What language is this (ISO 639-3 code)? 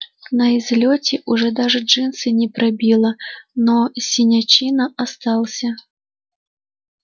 rus